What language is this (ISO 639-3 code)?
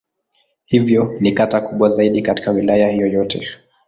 swa